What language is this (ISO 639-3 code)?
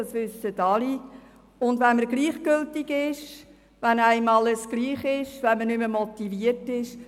gsw